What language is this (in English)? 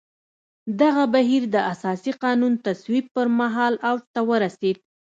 Pashto